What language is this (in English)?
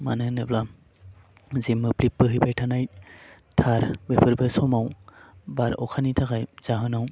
Bodo